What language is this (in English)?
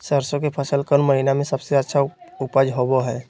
Magahi